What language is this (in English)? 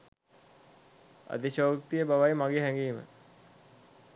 Sinhala